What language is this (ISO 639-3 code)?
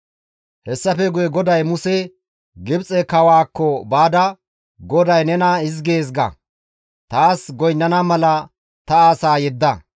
gmv